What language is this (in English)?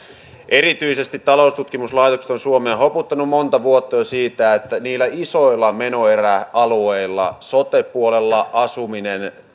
Finnish